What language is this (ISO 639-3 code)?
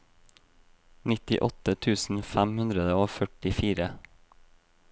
nor